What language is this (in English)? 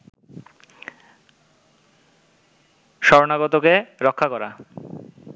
Bangla